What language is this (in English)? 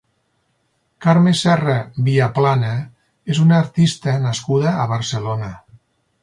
Catalan